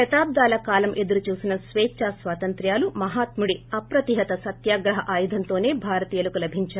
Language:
Telugu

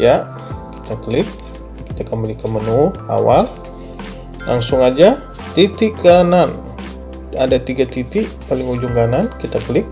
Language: Indonesian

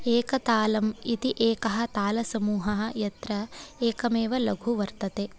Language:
Sanskrit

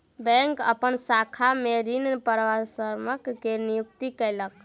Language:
Maithili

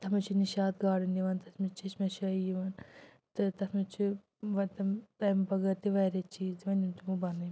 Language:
Kashmiri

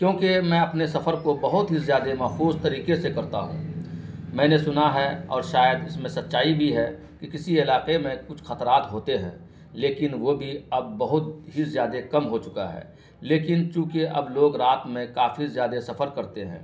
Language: Urdu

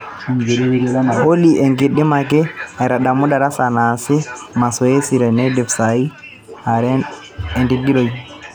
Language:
Masai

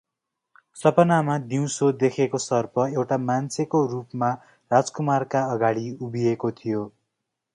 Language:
Nepali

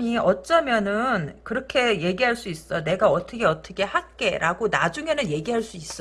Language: Korean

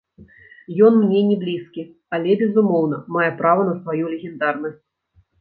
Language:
Belarusian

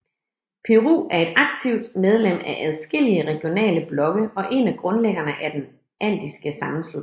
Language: Danish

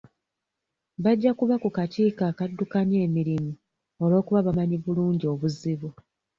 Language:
Ganda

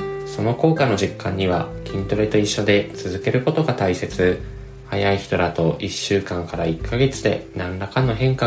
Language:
Japanese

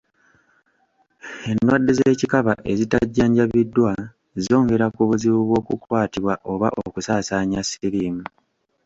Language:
Ganda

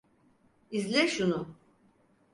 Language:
Turkish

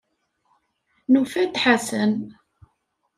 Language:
Kabyle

